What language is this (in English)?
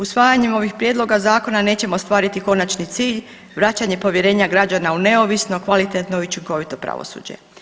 Croatian